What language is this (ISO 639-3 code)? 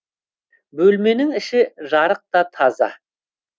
kaz